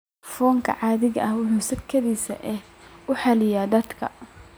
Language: Somali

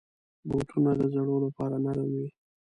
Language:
Pashto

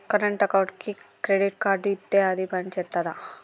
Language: Telugu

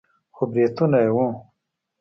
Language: Pashto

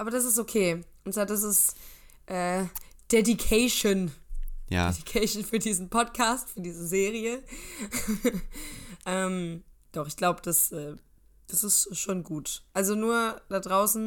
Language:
German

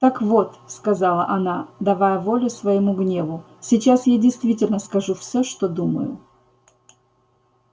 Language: Russian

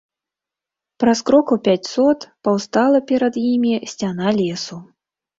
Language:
Belarusian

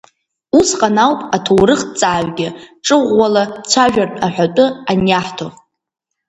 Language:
Abkhazian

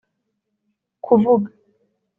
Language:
Kinyarwanda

